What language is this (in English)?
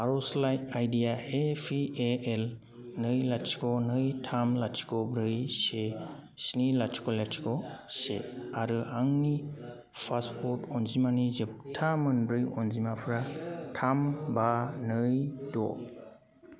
Bodo